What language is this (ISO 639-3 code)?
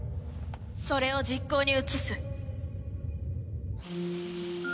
jpn